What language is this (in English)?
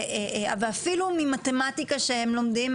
Hebrew